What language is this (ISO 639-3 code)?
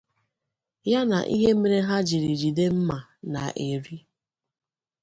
ibo